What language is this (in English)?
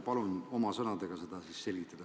Estonian